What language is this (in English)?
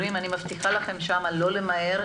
Hebrew